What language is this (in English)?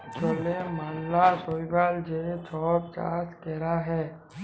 Bangla